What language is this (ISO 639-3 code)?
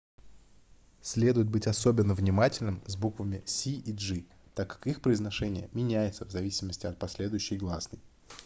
rus